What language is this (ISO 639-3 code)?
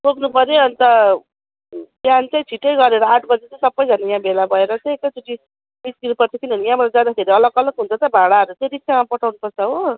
nep